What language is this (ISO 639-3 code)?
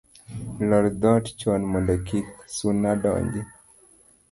luo